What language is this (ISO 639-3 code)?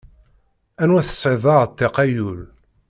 kab